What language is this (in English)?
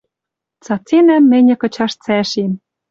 Western Mari